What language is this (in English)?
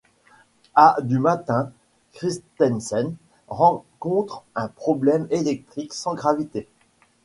French